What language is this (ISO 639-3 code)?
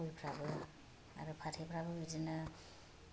brx